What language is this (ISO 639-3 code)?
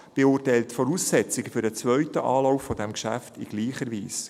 gsw